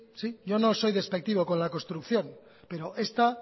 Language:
Spanish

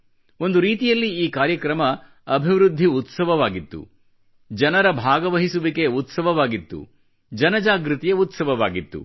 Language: Kannada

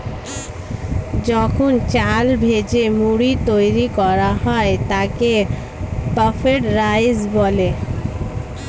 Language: Bangla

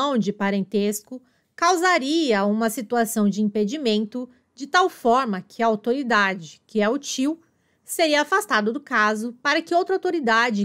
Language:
Portuguese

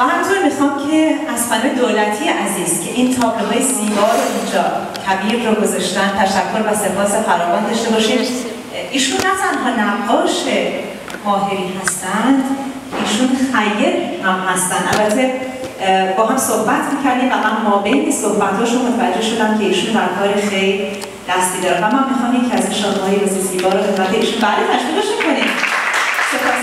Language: Persian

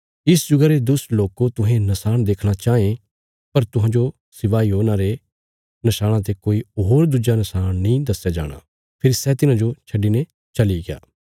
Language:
Bilaspuri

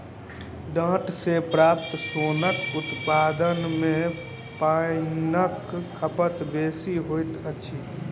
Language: Maithili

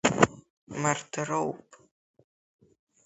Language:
Abkhazian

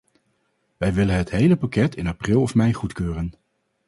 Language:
Dutch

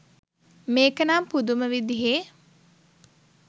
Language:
Sinhala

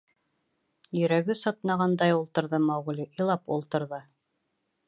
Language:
Bashkir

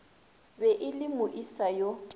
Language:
Northern Sotho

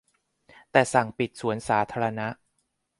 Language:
Thai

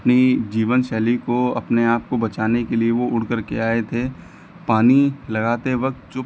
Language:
Hindi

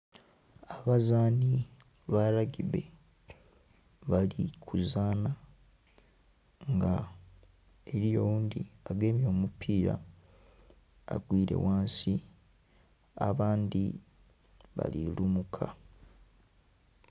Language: Soga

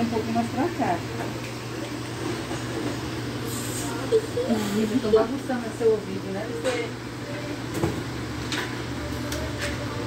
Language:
Portuguese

